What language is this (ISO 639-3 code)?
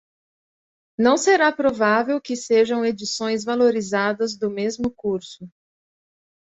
por